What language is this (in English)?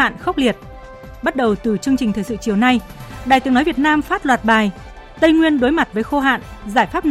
Vietnamese